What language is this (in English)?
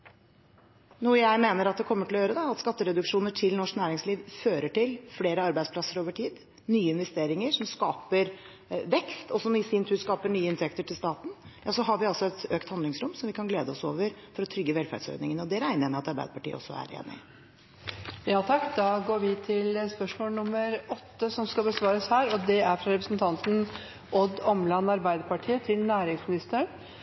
Norwegian